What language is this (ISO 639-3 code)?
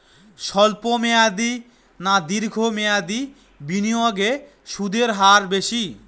ben